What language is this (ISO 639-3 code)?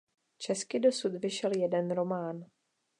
ces